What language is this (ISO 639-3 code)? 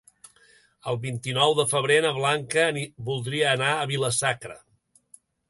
cat